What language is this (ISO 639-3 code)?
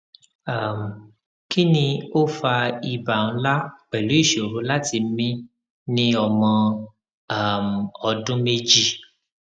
yor